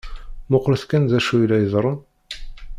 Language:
Kabyle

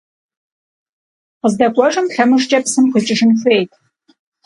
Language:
Kabardian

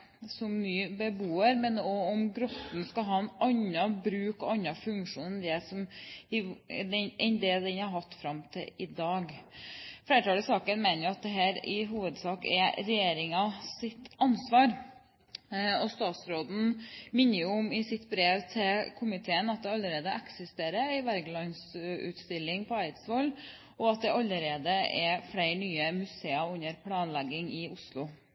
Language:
Norwegian Bokmål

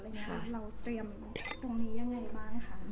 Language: Thai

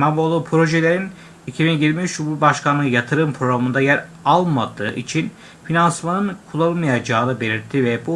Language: Turkish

